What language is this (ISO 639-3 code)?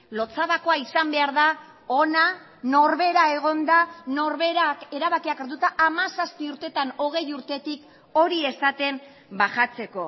eus